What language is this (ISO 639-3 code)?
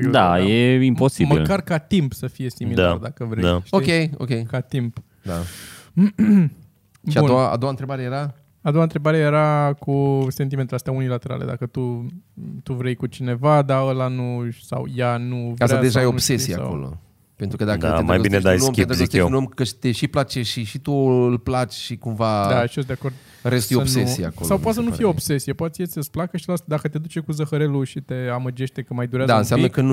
ron